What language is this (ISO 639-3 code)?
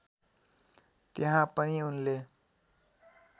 nep